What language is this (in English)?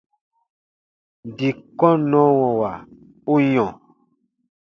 Baatonum